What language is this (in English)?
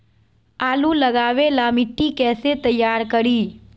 Magahi